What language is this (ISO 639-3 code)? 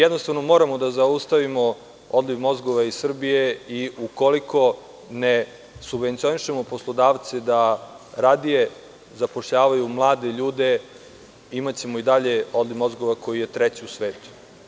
srp